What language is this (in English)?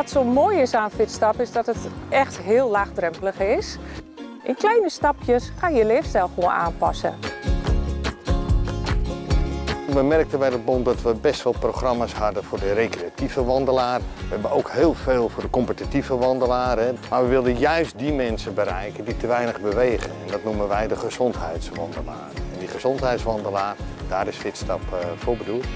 Dutch